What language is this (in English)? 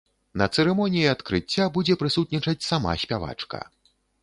Belarusian